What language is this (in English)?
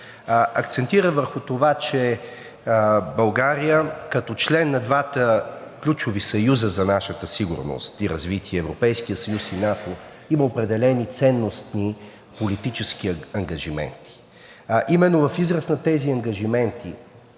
Bulgarian